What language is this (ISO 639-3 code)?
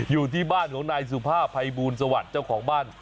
tha